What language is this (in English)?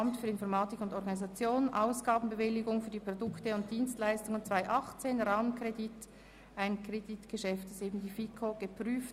Swiss German